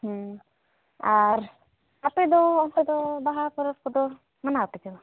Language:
Santali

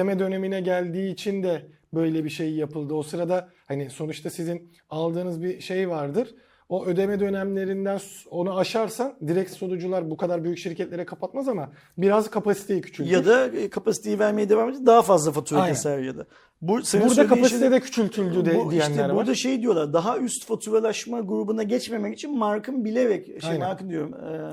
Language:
Turkish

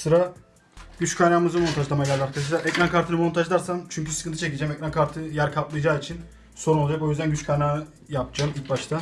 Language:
Turkish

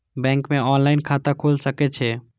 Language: Maithili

